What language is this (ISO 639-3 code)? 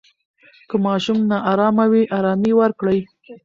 pus